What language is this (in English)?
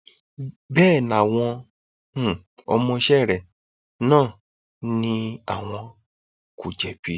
Yoruba